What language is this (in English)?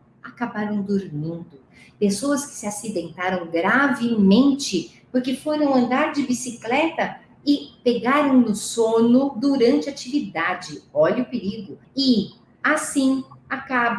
Portuguese